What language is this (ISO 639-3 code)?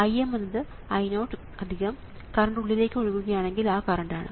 mal